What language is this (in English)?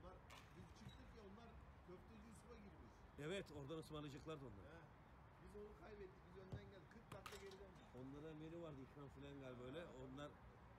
Turkish